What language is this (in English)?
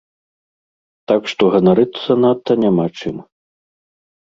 Belarusian